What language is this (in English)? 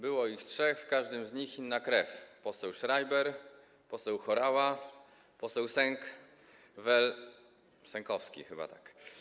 Polish